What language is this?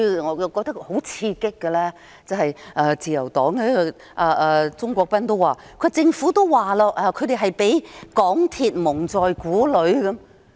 Cantonese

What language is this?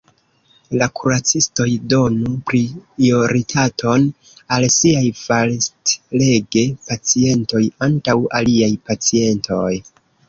Esperanto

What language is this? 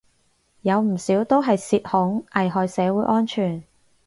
Cantonese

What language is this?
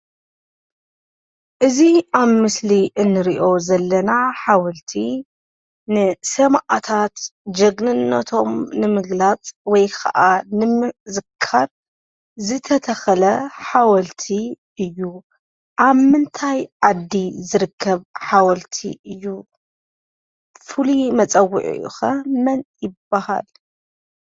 Tigrinya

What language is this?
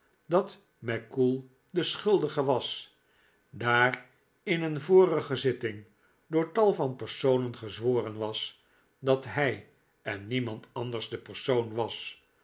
Dutch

